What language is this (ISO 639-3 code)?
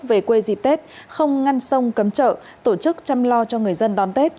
vie